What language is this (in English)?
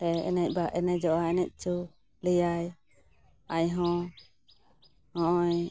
Santali